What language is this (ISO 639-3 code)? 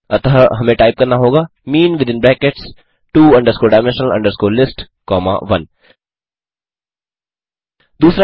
hin